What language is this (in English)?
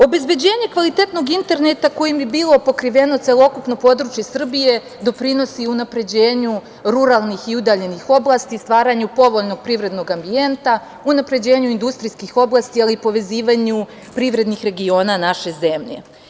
Serbian